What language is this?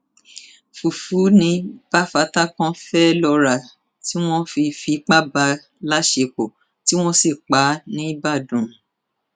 Yoruba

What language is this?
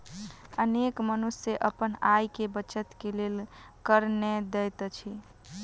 Maithili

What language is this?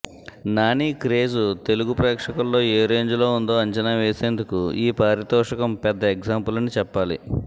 Telugu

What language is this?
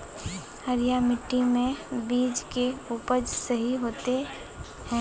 Magahi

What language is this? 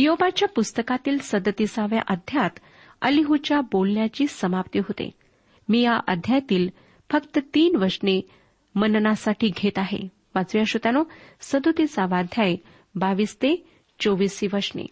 Marathi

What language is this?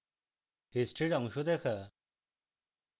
Bangla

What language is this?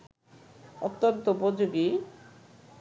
Bangla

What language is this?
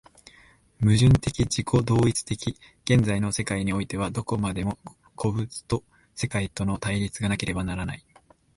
Japanese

